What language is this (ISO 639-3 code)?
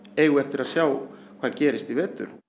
isl